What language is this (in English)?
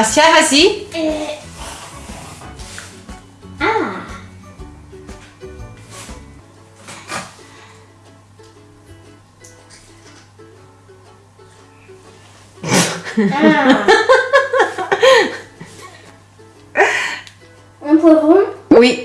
French